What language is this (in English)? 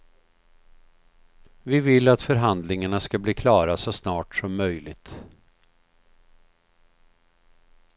Swedish